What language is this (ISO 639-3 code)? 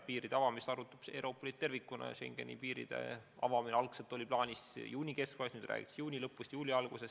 est